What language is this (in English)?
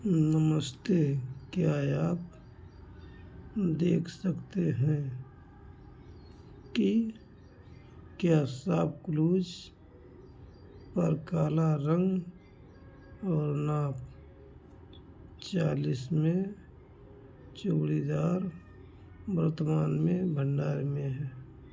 Hindi